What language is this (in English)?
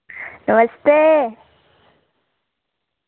Dogri